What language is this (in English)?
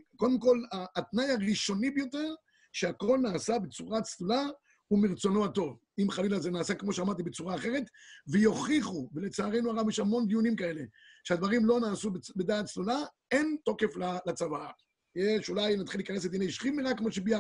Hebrew